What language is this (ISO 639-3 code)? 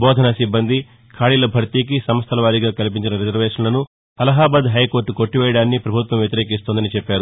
tel